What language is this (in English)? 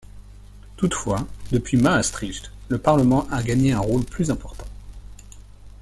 French